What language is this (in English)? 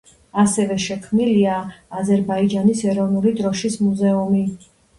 Georgian